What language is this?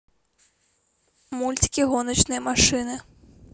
Russian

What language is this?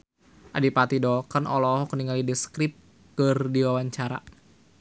Sundanese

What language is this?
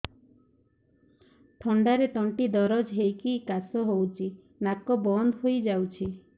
Odia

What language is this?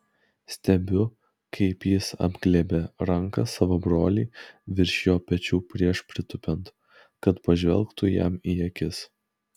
Lithuanian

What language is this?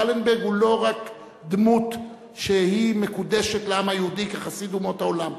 Hebrew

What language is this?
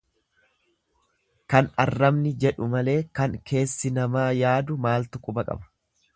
Oromo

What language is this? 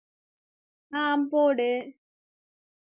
Tamil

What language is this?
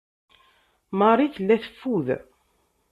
Kabyle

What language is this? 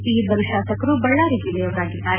Kannada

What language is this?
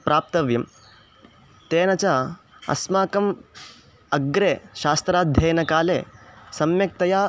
Sanskrit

